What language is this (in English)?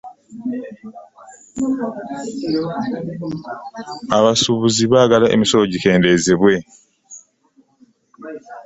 Ganda